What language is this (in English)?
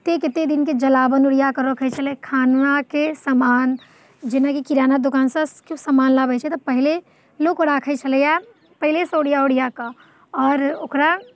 Maithili